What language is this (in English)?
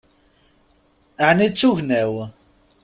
Kabyle